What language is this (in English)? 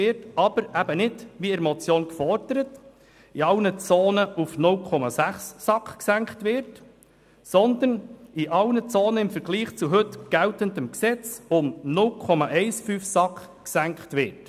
Swiss German